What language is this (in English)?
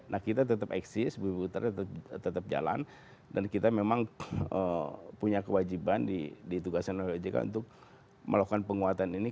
Indonesian